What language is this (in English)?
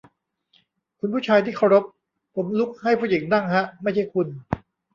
Thai